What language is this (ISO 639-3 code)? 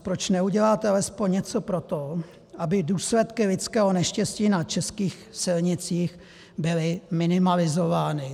ces